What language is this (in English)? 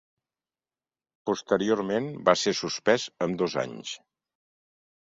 Catalan